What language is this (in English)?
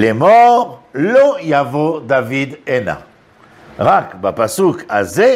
Hebrew